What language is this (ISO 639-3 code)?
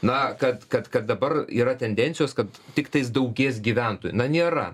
lit